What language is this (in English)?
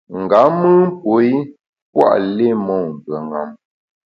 Bamun